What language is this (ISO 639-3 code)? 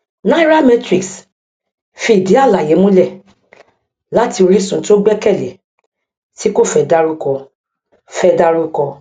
yor